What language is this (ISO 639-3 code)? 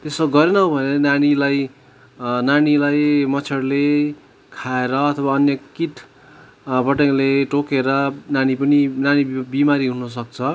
nep